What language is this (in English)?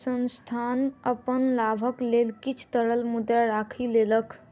Maithili